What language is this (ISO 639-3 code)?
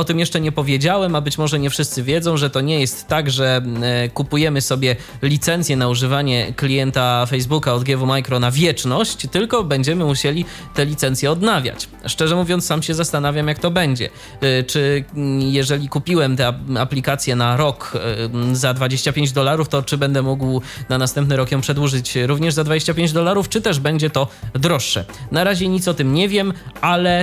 pol